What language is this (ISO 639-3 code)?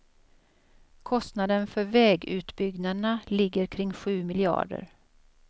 swe